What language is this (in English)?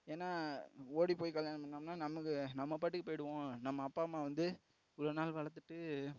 Tamil